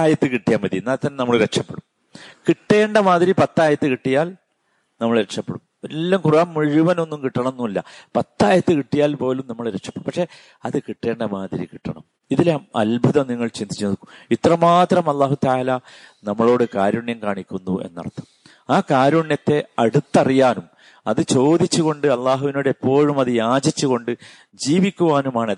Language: Malayalam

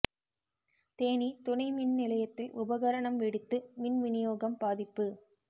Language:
Tamil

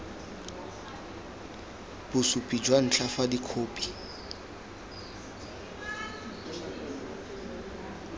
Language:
Tswana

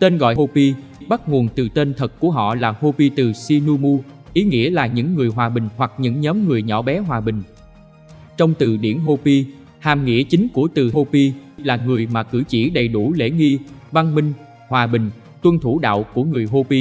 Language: Vietnamese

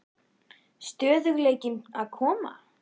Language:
Icelandic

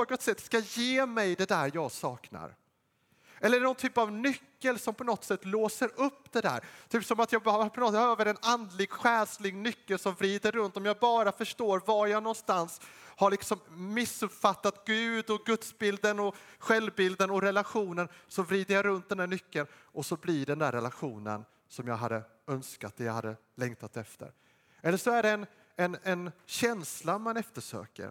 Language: Swedish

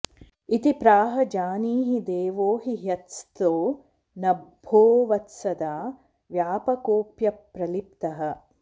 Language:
Sanskrit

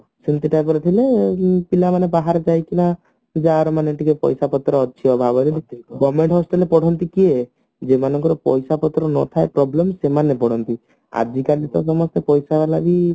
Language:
Odia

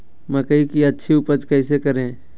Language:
Magahi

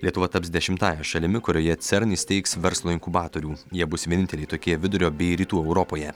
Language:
Lithuanian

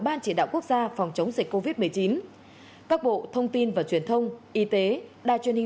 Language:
Vietnamese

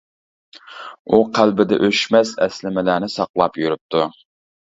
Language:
Uyghur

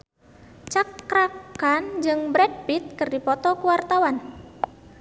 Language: Sundanese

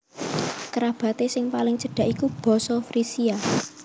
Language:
Javanese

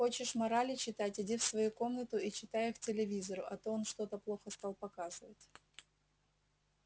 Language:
Russian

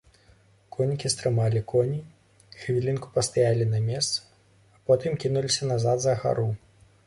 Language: Belarusian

